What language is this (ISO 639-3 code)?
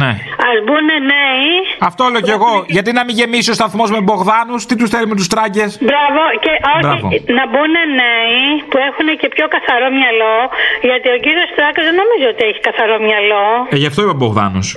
ell